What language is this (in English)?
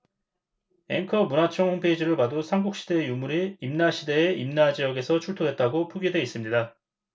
Korean